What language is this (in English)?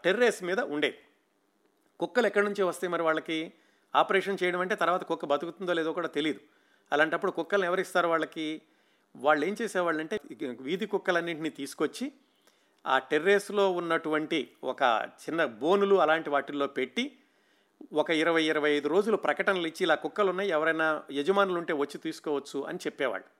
Telugu